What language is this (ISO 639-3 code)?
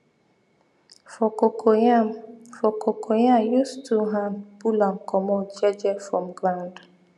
pcm